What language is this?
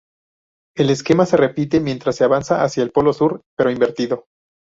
Spanish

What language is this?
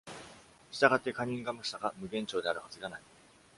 Japanese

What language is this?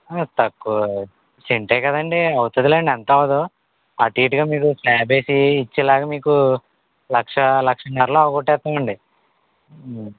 Telugu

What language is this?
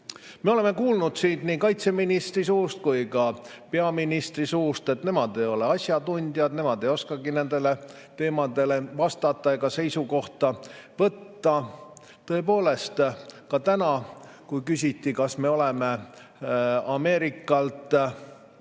Estonian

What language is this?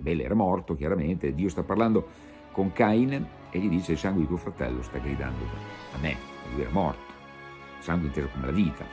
Italian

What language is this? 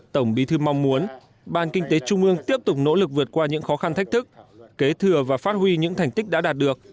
Vietnamese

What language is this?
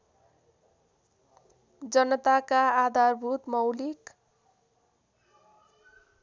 Nepali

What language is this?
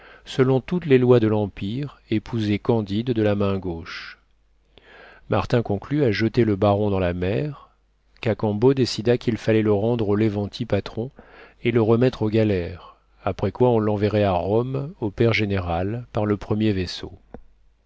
French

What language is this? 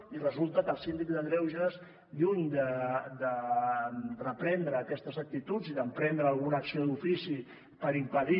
Catalan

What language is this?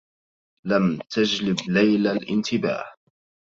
Arabic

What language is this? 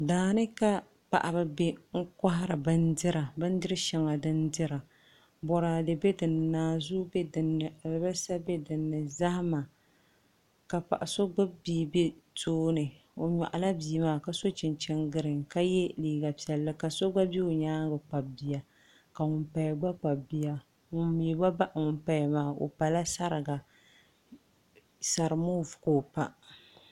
Dagbani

